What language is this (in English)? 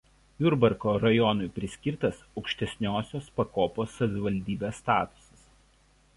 Lithuanian